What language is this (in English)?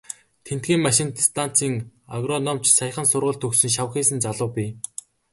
Mongolian